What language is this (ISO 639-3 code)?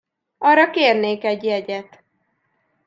hun